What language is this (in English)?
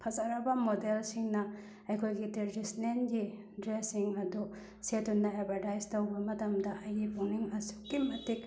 Manipuri